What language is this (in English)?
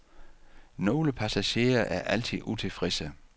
Danish